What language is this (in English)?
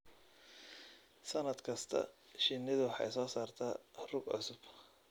Somali